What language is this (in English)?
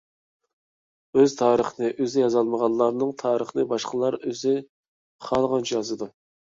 Uyghur